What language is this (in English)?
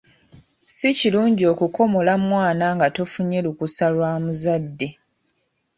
Ganda